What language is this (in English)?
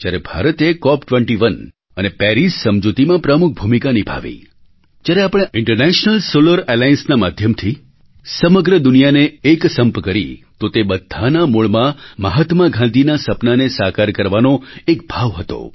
Gujarati